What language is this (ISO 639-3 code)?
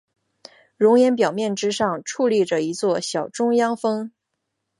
zho